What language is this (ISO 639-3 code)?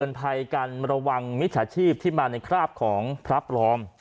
tha